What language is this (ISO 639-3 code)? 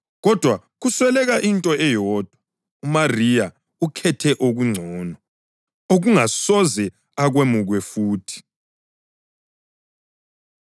nde